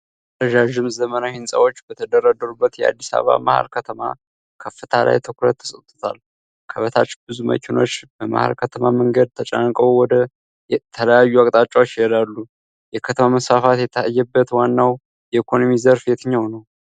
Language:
Amharic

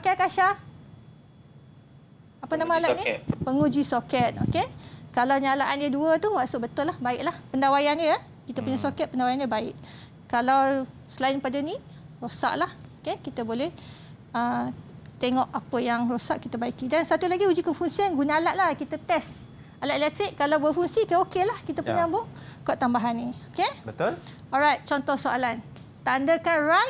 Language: Malay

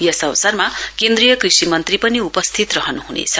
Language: Nepali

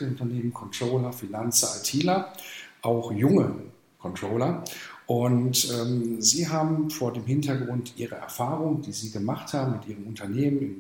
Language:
German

